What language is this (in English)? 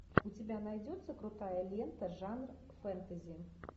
Russian